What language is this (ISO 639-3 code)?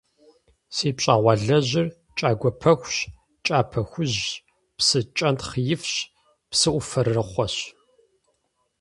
kbd